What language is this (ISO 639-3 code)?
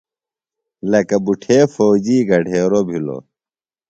phl